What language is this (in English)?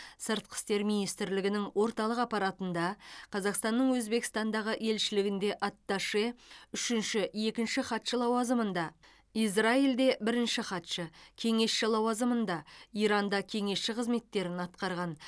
Kazakh